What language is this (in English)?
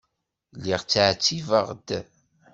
Kabyle